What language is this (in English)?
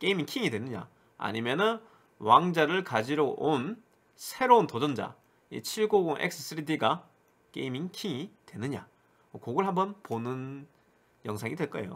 Korean